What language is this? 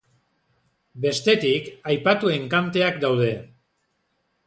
Basque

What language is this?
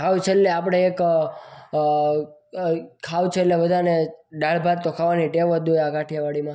Gujarati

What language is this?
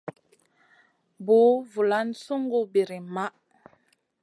Masana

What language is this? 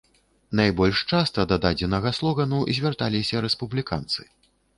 Belarusian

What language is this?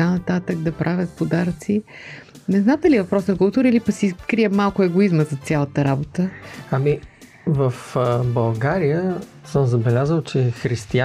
Bulgarian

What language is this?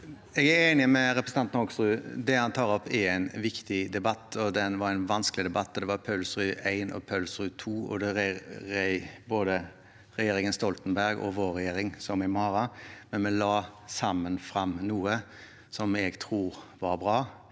Norwegian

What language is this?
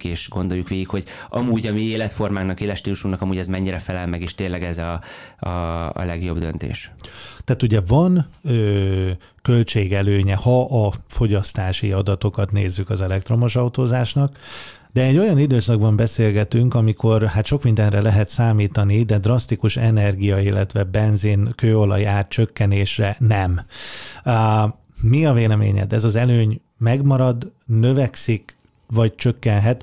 Hungarian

